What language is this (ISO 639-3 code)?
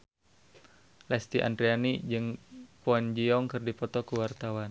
sun